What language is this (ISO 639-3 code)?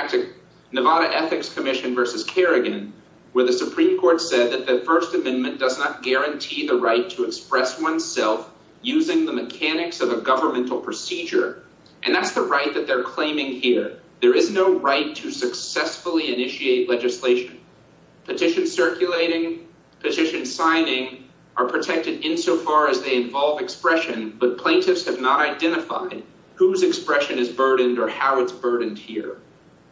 eng